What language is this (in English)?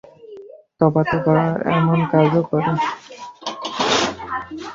Bangla